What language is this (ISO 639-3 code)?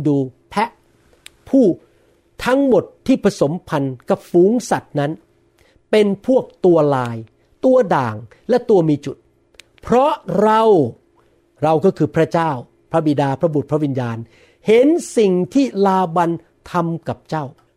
tha